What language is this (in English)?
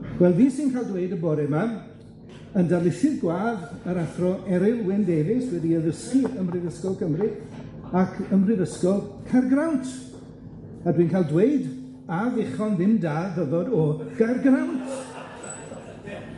Welsh